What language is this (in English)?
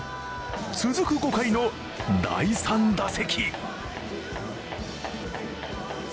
Japanese